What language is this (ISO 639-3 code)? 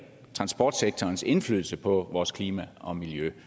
dan